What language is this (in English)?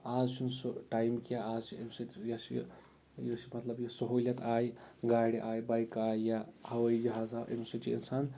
Kashmiri